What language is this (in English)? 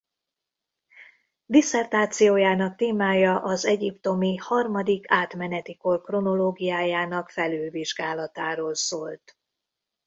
Hungarian